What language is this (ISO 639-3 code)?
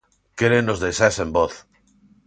glg